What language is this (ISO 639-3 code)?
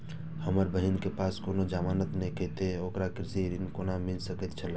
mai